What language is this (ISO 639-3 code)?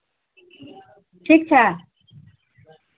mai